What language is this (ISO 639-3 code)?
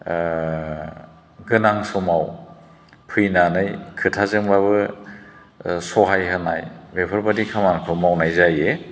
brx